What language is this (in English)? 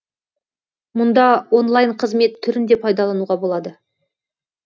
Kazakh